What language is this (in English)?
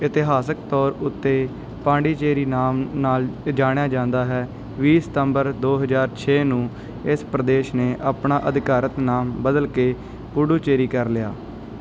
Punjabi